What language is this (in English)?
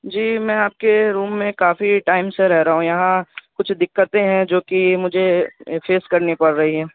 Urdu